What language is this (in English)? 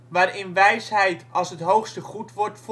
Dutch